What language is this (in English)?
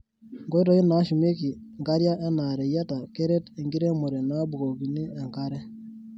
Masai